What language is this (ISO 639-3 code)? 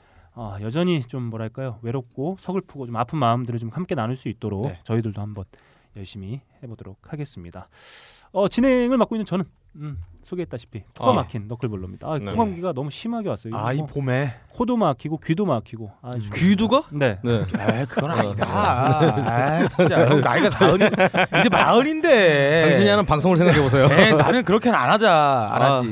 kor